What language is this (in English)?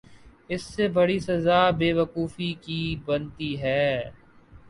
Urdu